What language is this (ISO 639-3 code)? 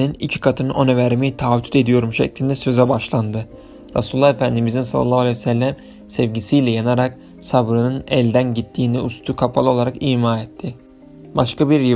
tur